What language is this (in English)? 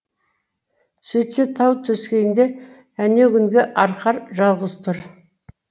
Kazakh